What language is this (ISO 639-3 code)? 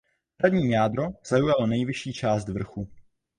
ces